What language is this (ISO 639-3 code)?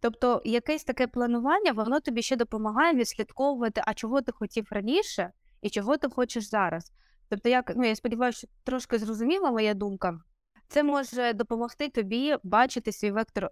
ukr